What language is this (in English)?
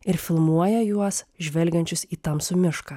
Lithuanian